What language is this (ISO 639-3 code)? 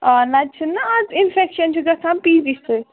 kas